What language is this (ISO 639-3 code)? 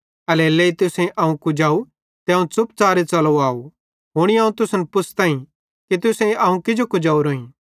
bhd